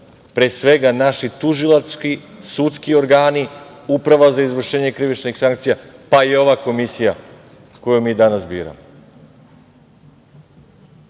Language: Serbian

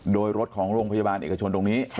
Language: Thai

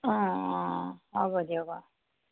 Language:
Assamese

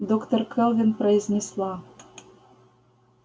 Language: Russian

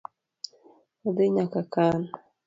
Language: Luo (Kenya and Tanzania)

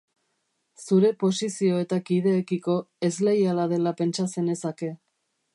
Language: Basque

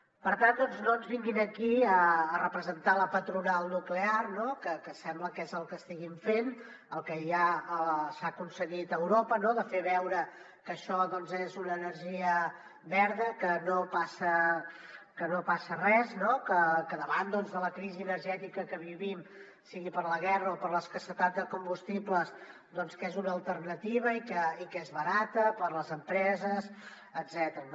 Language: Catalan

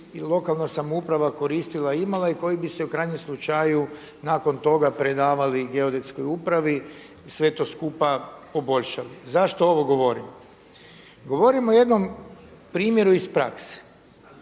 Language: Croatian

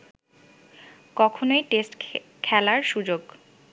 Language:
Bangla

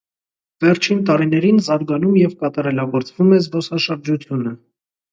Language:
Armenian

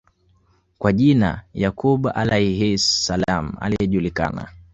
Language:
Swahili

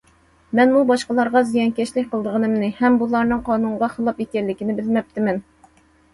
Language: Uyghur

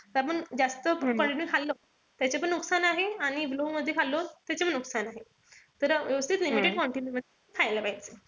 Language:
Marathi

